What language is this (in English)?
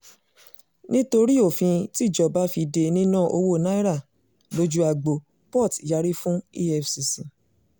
Yoruba